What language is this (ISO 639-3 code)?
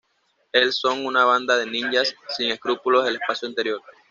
spa